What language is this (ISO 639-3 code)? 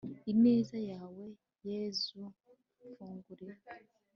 kin